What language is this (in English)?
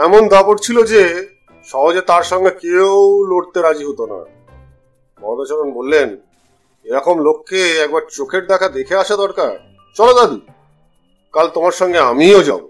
Bangla